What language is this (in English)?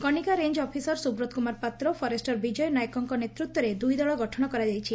Odia